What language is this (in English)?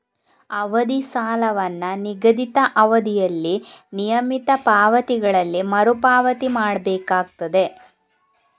Kannada